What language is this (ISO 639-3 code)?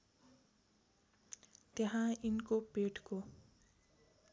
nep